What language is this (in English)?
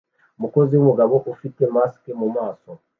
Kinyarwanda